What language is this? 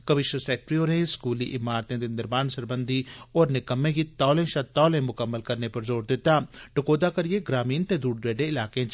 Dogri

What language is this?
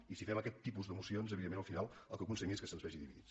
Catalan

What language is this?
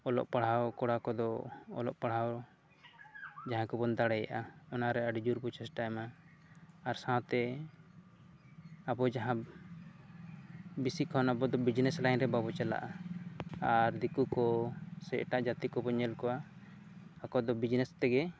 Santali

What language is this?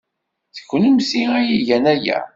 Kabyle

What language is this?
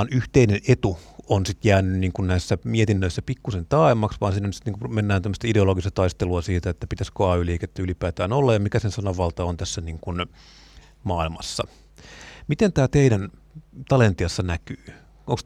Finnish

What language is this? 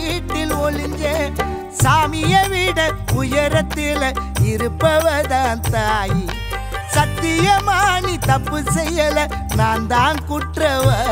Arabic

